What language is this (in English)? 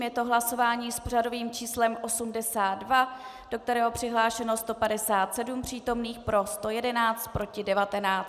Czech